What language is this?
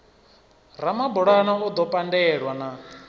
Venda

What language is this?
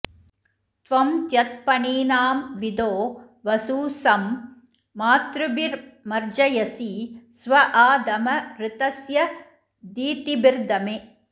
Sanskrit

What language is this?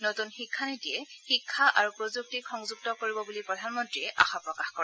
Assamese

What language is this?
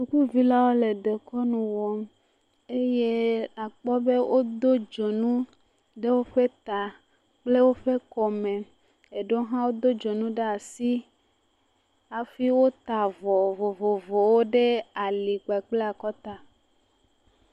Ewe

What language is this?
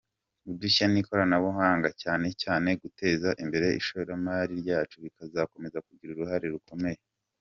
Kinyarwanda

